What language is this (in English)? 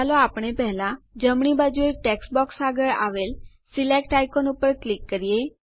Gujarati